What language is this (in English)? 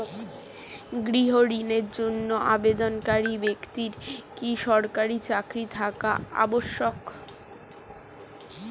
Bangla